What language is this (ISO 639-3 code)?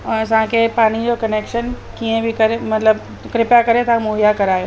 snd